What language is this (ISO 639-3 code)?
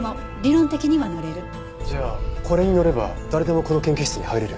jpn